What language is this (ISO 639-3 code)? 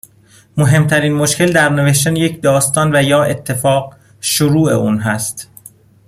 fas